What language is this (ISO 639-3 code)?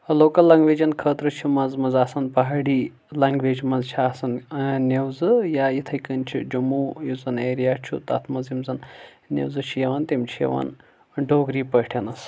kas